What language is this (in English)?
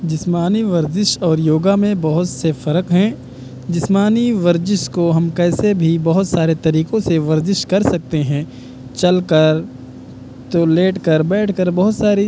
Urdu